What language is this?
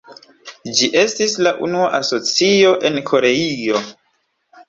Esperanto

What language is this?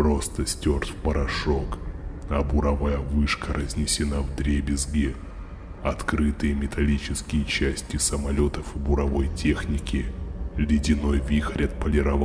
Russian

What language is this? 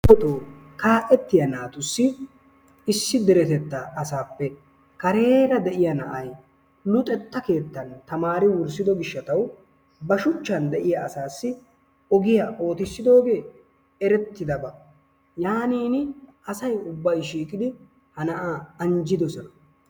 Wolaytta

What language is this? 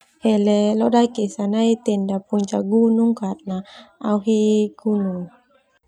Termanu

